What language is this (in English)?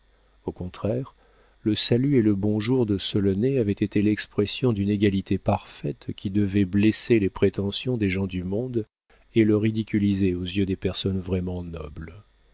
French